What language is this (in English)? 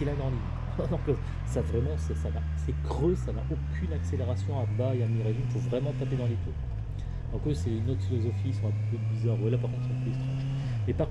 French